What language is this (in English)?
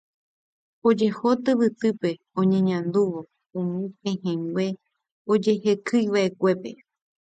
Guarani